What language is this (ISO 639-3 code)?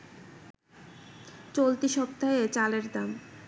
ben